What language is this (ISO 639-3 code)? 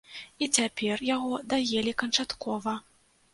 bel